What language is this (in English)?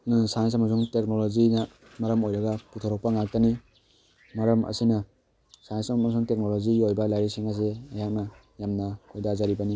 Manipuri